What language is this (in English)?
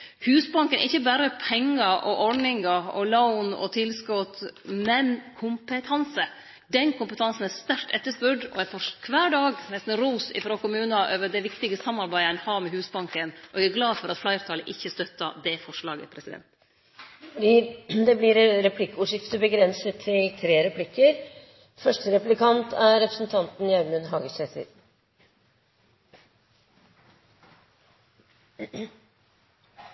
Norwegian